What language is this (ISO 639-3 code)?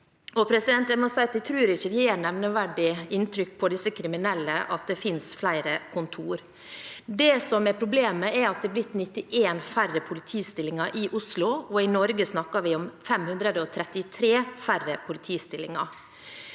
nor